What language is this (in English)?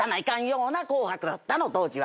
Japanese